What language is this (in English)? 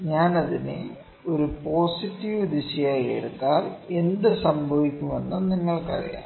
Malayalam